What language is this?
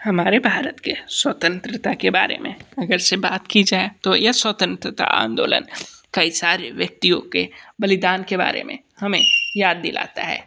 Hindi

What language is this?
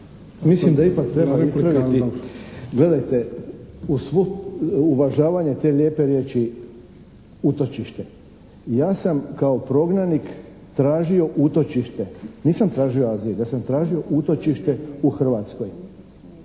Croatian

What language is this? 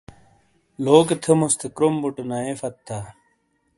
Shina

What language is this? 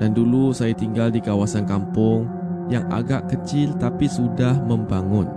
Malay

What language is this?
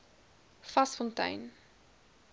Afrikaans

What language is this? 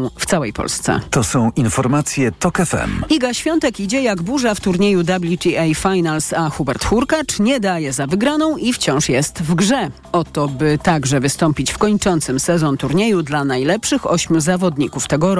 Polish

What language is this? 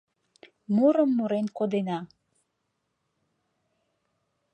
Mari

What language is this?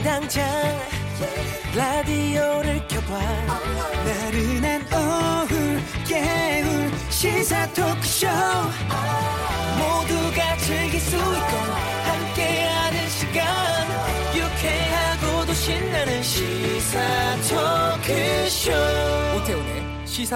Korean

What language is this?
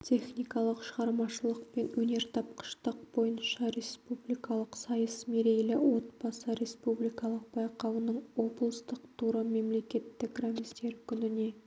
Kazakh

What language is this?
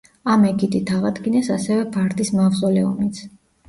Georgian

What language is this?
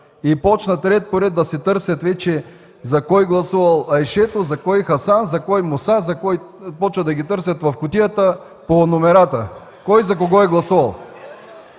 Bulgarian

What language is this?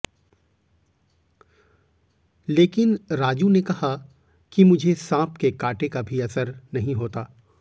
Hindi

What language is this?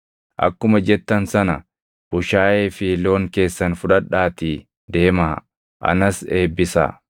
Oromo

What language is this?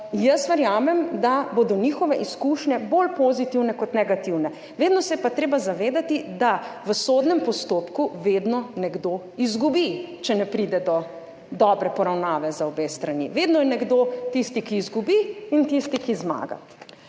Slovenian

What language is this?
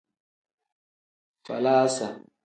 Tem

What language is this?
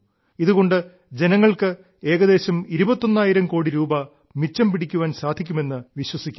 Malayalam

